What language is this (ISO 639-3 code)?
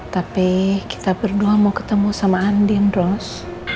ind